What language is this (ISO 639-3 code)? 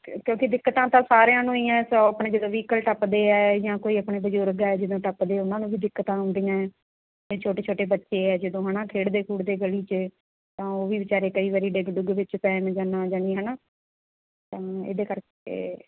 pan